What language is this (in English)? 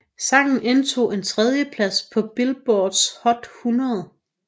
Danish